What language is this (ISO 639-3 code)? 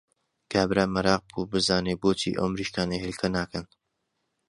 ckb